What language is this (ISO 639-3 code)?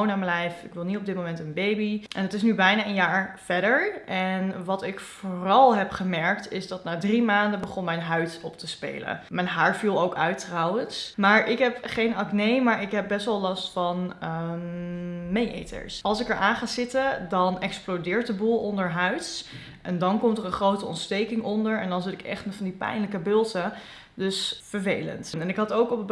nld